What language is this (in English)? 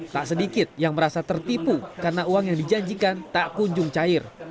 Indonesian